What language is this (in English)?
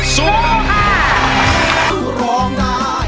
Thai